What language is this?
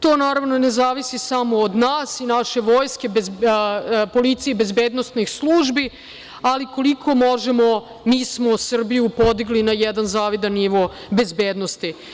Serbian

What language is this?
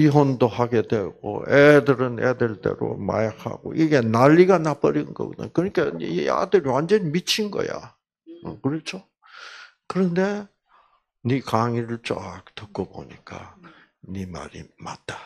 Korean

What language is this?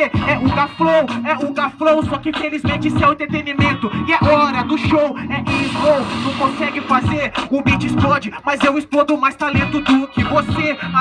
Portuguese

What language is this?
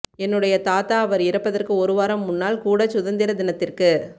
Tamil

